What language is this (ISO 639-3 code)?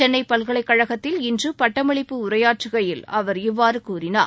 tam